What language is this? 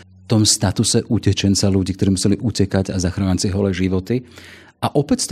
Slovak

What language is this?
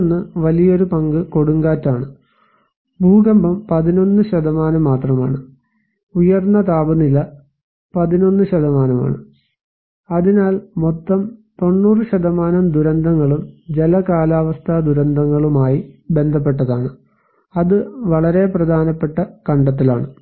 Malayalam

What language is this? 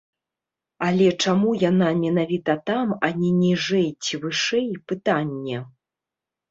Belarusian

